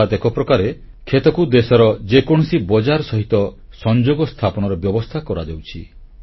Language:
Odia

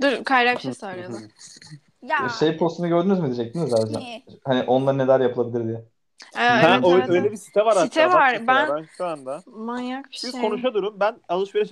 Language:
Turkish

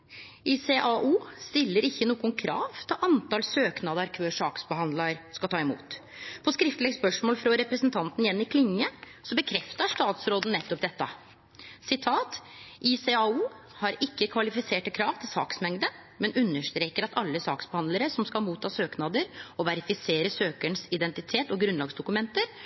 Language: Norwegian Nynorsk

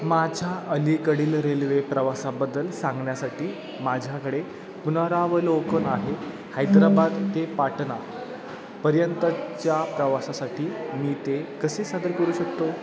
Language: Marathi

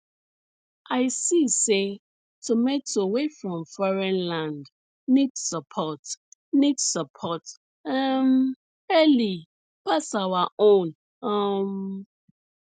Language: Nigerian Pidgin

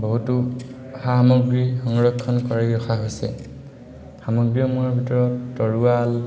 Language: Assamese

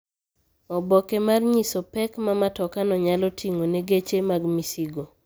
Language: Luo (Kenya and Tanzania)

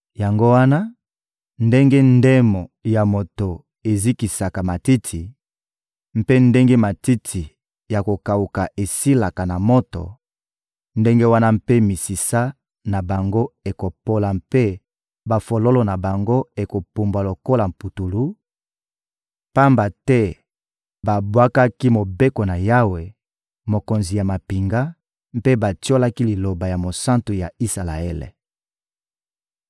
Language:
Lingala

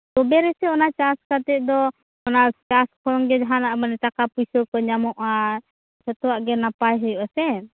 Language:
Santali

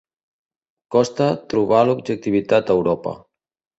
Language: Catalan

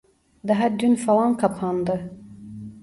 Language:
Turkish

